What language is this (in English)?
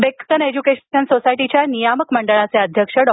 Marathi